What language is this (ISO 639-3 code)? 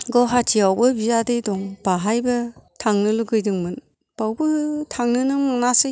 brx